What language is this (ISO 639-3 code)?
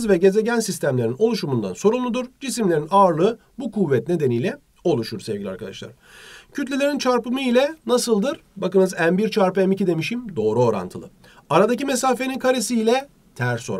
tur